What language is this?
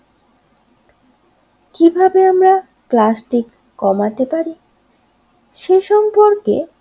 Bangla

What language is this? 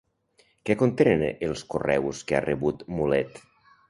Catalan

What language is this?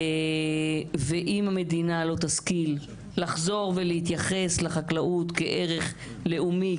Hebrew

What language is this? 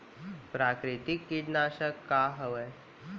Chhattisgarhi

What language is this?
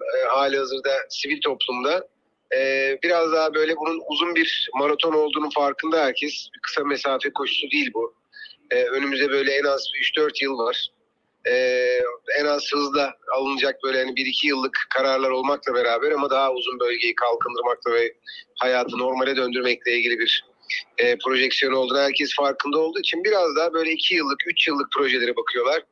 Turkish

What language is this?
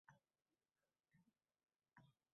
Uzbek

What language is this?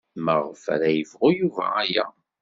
Kabyle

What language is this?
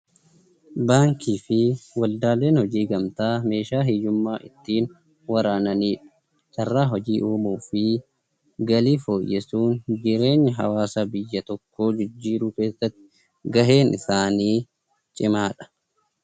Oromo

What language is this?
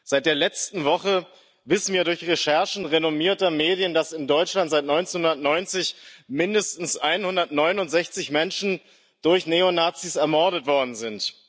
German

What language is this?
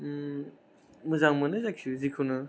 Bodo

